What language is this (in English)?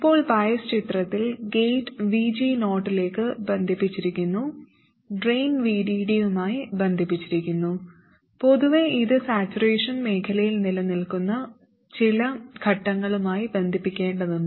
Malayalam